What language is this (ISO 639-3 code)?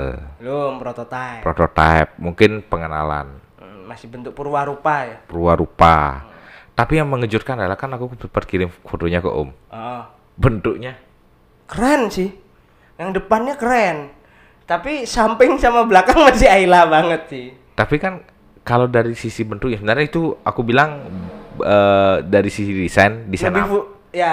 ind